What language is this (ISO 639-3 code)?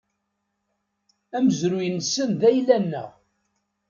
kab